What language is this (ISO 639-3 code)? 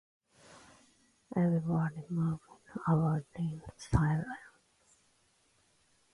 eng